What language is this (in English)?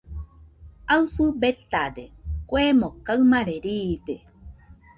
Nüpode Huitoto